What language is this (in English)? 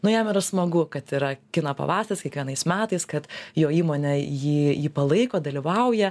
Lithuanian